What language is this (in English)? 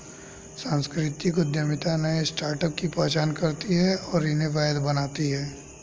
Hindi